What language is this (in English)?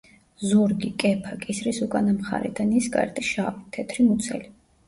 Georgian